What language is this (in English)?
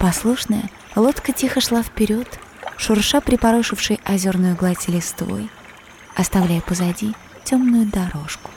Russian